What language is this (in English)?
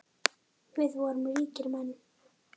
Icelandic